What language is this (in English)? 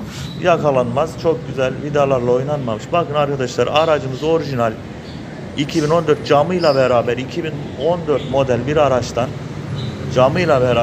Turkish